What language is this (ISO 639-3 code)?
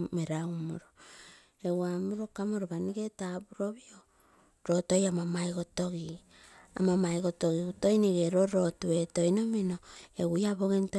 buo